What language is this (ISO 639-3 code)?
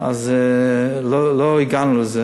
heb